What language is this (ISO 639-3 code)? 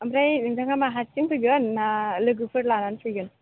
brx